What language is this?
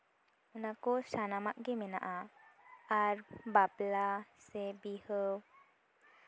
Santali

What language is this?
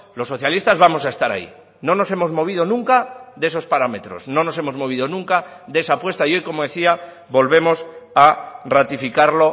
Spanish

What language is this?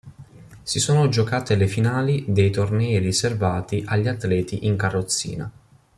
Italian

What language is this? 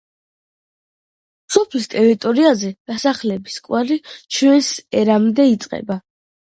Georgian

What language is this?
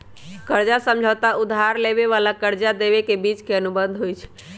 Magahi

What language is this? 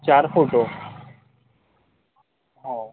Marathi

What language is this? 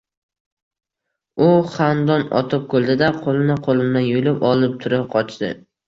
Uzbek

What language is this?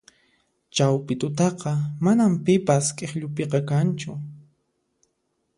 Puno Quechua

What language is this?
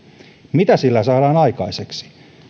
Finnish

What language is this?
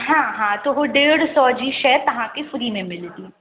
Sindhi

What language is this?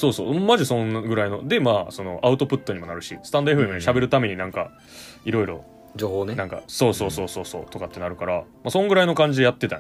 Japanese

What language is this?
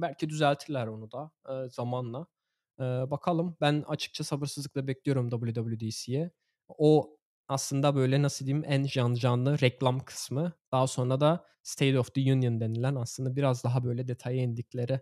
Turkish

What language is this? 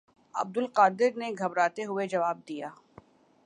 Urdu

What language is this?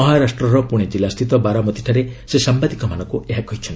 Odia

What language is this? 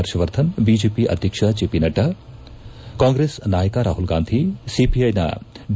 Kannada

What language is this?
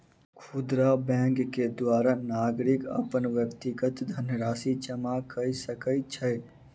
Maithili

